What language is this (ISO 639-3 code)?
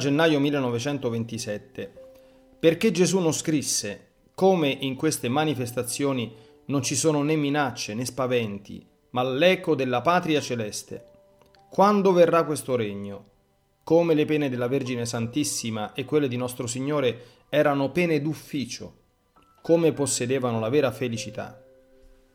ita